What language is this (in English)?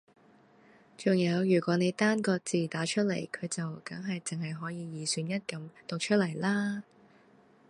Cantonese